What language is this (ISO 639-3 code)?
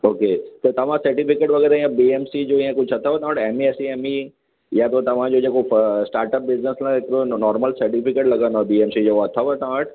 snd